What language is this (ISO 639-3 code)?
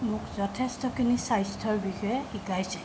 asm